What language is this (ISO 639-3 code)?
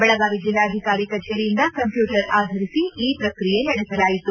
kan